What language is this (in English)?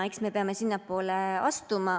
Estonian